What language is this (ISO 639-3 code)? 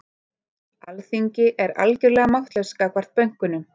isl